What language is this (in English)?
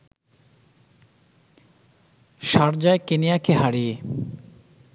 Bangla